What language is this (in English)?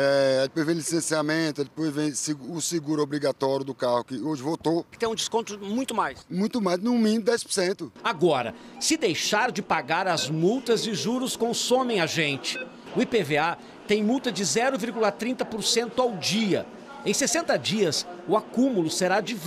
Portuguese